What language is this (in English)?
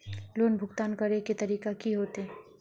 Magahi